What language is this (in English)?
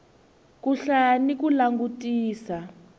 Tsonga